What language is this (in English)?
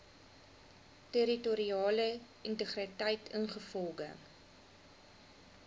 Afrikaans